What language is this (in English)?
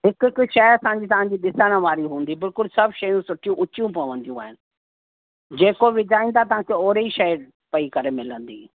Sindhi